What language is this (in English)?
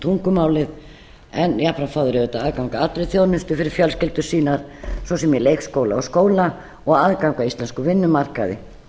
Icelandic